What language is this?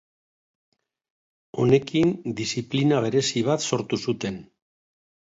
Basque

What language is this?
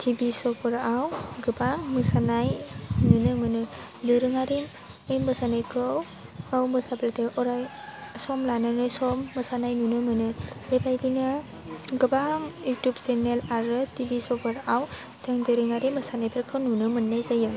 Bodo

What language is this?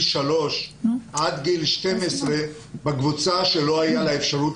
Hebrew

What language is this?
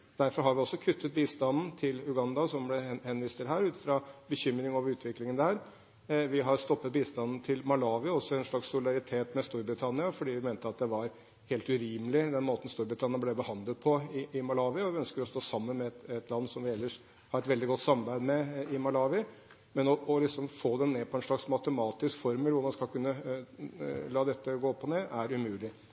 Norwegian Bokmål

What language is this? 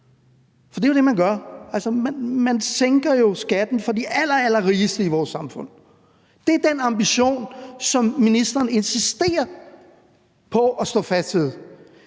Danish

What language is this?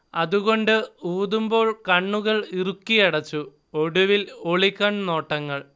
Malayalam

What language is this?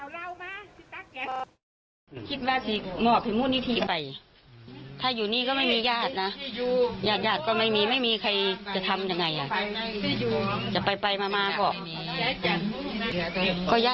Thai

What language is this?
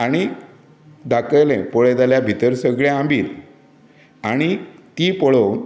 Konkani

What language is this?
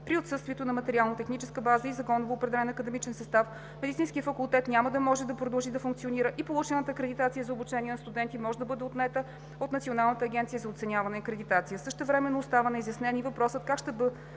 Bulgarian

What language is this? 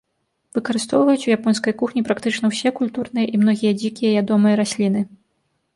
Belarusian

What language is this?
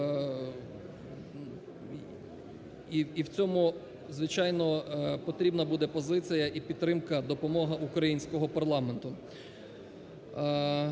Ukrainian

